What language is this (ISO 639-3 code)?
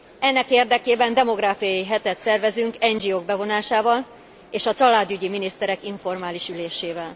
hun